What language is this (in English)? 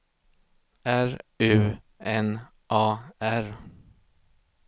Swedish